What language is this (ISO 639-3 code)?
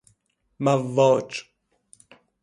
fas